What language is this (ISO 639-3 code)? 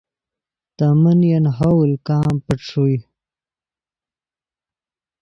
ydg